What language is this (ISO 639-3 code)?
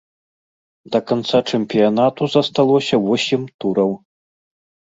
bel